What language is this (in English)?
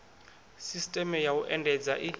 Venda